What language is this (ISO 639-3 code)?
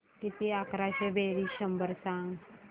mar